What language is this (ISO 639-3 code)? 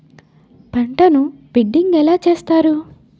tel